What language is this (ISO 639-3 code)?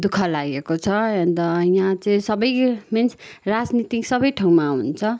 nep